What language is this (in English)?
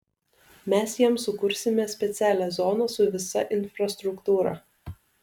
Lithuanian